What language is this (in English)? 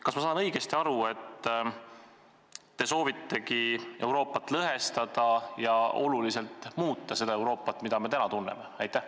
Estonian